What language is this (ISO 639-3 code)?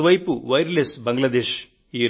tel